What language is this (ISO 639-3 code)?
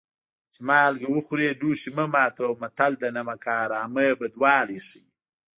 pus